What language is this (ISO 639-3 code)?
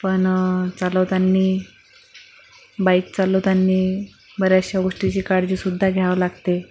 mar